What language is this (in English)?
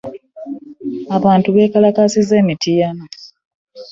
Ganda